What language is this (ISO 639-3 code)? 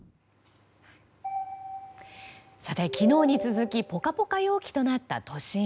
jpn